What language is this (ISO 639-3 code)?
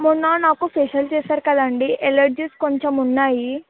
tel